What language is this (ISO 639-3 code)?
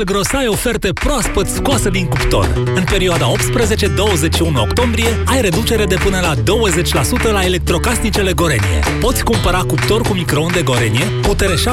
ron